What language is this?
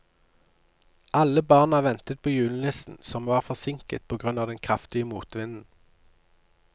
Norwegian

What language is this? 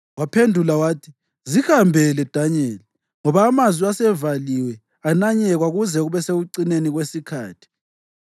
North Ndebele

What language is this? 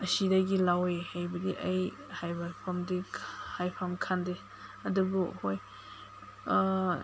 Manipuri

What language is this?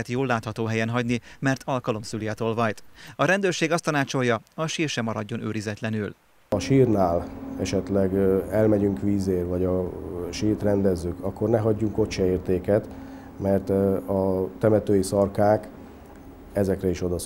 Hungarian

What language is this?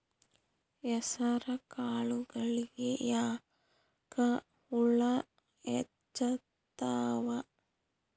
Kannada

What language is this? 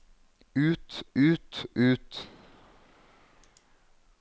Norwegian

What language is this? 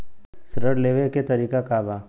Bhojpuri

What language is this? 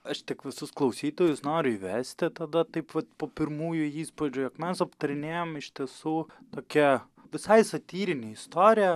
Lithuanian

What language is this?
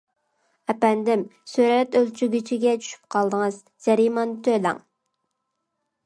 Uyghur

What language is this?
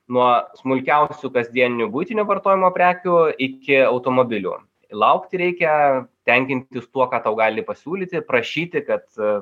Lithuanian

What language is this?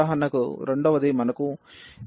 Telugu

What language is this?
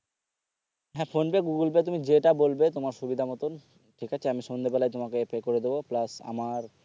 Bangla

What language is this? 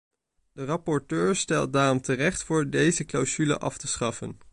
Dutch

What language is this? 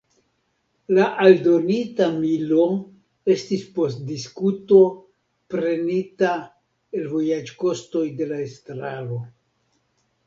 Esperanto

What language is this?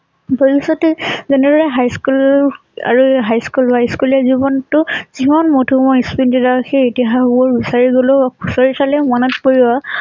Assamese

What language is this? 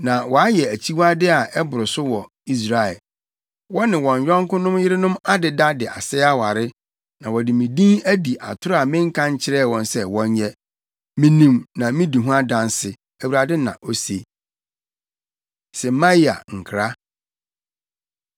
Akan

